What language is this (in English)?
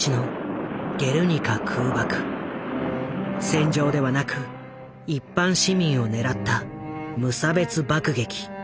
Japanese